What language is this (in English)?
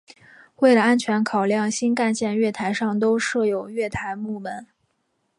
Chinese